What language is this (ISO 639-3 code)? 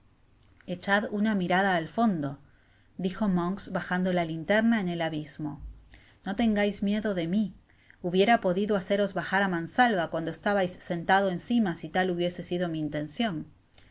spa